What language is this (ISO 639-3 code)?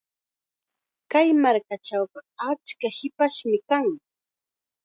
qxa